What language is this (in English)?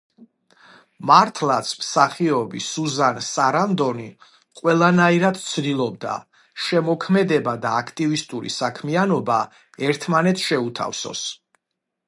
Georgian